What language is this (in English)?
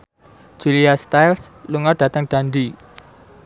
Javanese